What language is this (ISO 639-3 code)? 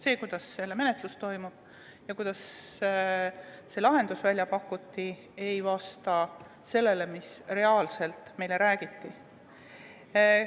est